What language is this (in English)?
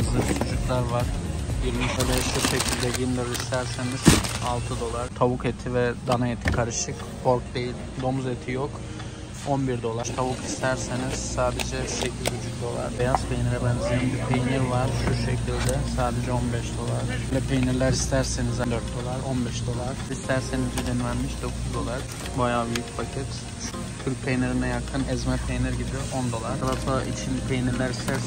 Turkish